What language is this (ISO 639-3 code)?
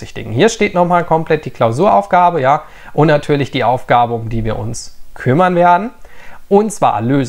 deu